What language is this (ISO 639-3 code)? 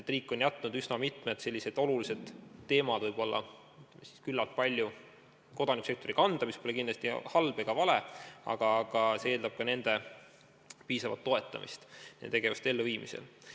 est